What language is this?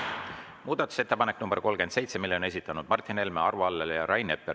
Estonian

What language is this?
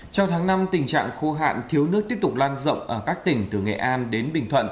Vietnamese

